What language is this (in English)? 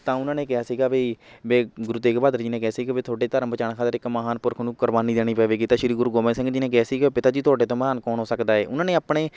Punjabi